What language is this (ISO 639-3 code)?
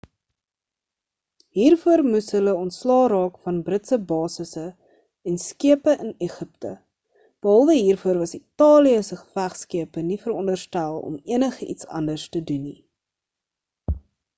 afr